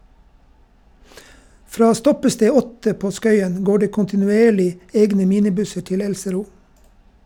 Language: Norwegian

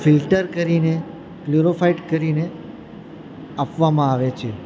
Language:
Gujarati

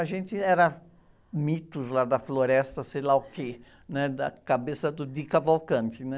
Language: Portuguese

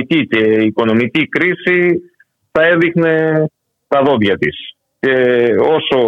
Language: Greek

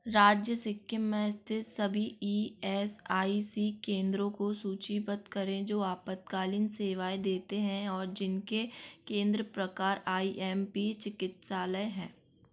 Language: Hindi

